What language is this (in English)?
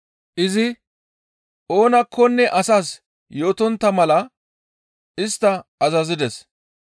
Gamo